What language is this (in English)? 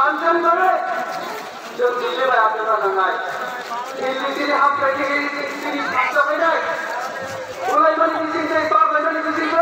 Romanian